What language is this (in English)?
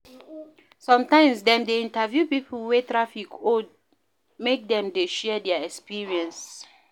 Nigerian Pidgin